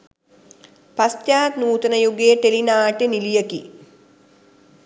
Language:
Sinhala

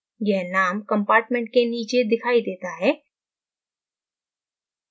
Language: Hindi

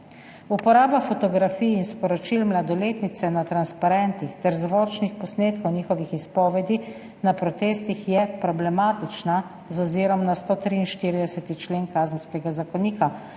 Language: Slovenian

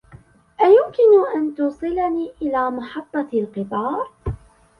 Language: Arabic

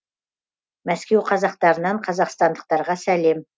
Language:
Kazakh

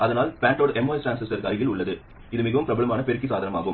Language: Tamil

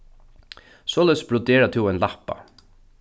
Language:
Faroese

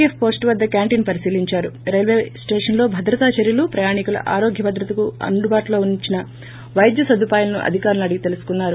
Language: Telugu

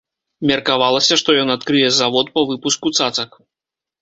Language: Belarusian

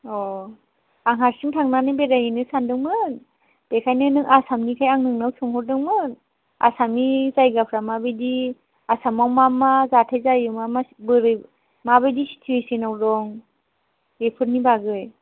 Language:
Bodo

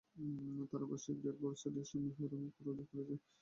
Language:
Bangla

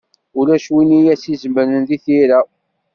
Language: Kabyle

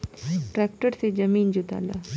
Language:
Bhojpuri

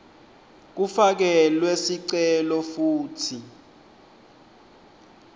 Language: Swati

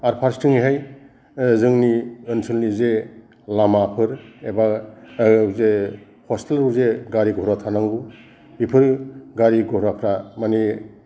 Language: Bodo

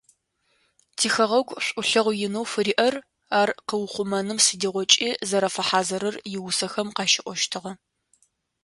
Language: Adyghe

